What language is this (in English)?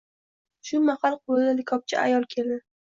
Uzbek